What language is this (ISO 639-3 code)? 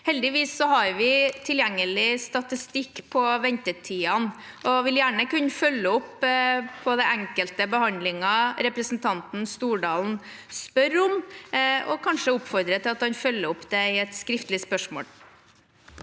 nor